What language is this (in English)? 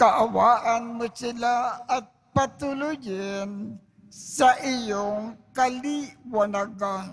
Filipino